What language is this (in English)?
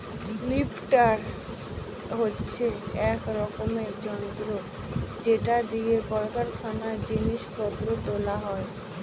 Bangla